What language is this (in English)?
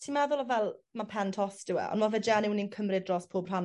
Welsh